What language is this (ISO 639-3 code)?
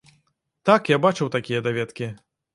bel